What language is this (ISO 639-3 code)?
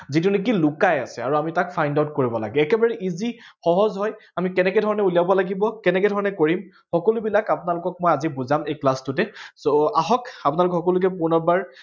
asm